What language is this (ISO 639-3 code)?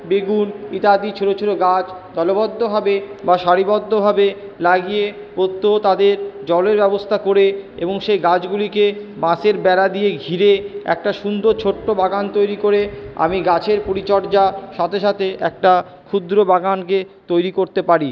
ben